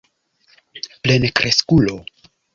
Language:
Esperanto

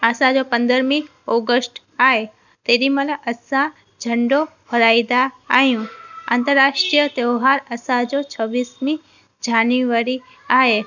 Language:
Sindhi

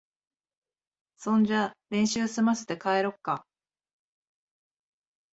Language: Japanese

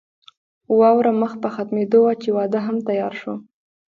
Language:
Pashto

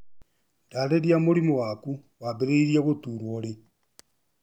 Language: Kikuyu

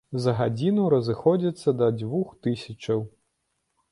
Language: Belarusian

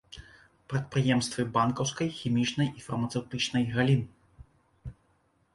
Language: Belarusian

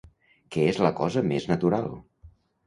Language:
Catalan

